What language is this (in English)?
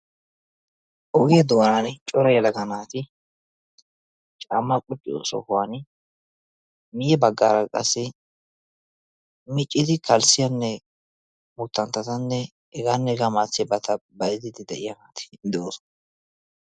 Wolaytta